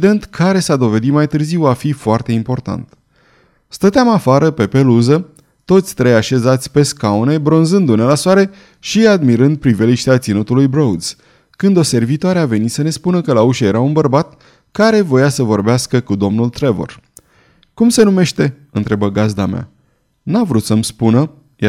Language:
Romanian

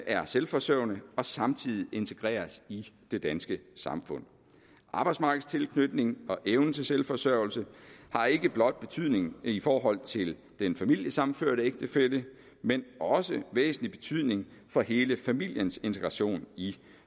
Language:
Danish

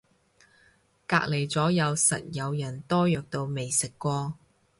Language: Cantonese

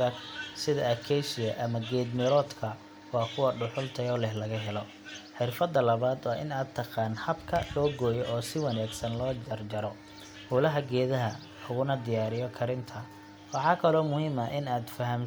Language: Somali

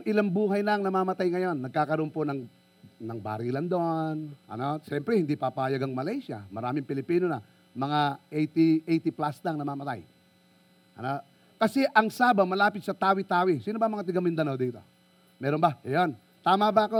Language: Filipino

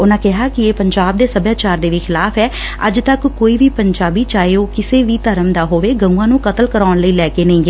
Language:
Punjabi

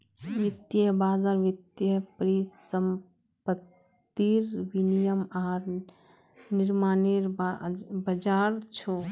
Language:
Magahi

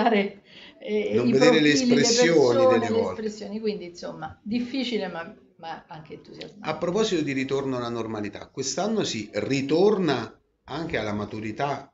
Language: Italian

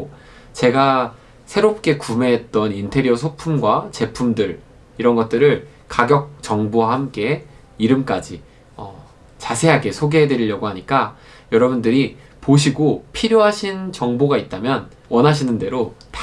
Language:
Korean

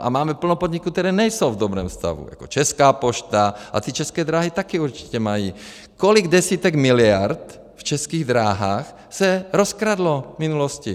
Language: Czech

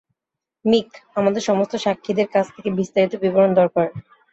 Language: Bangla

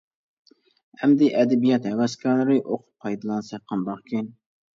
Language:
Uyghur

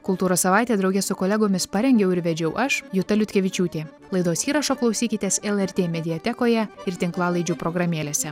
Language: Lithuanian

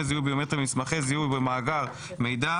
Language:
Hebrew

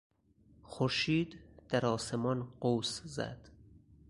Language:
Persian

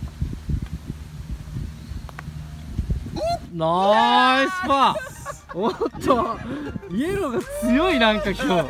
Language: Japanese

